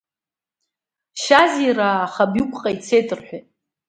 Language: Abkhazian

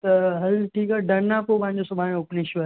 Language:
Sindhi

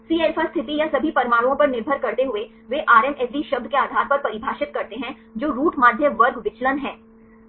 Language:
Hindi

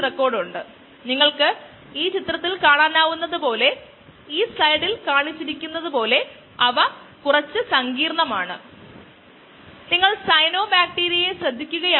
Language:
Malayalam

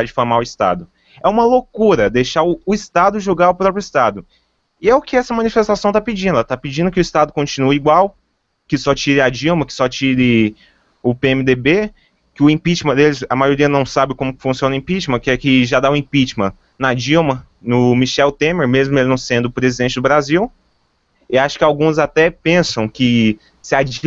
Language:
Portuguese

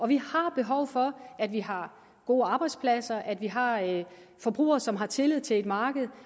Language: Danish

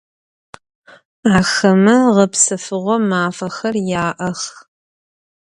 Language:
Adyghe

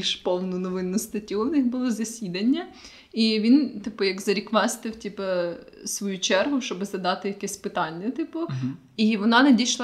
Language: Ukrainian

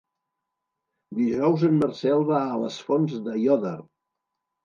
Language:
Catalan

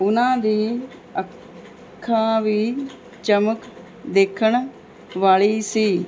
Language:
Punjabi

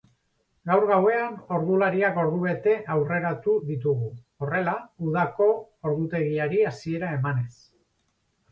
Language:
Basque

